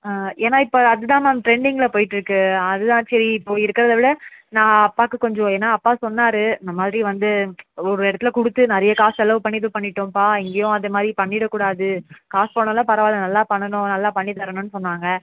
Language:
Tamil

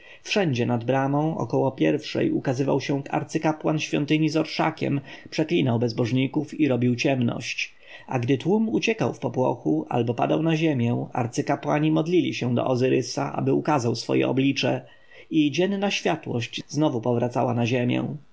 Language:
Polish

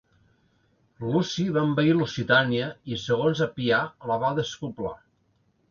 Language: Catalan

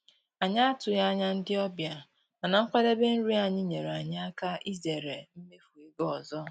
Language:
Igbo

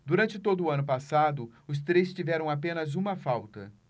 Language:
Portuguese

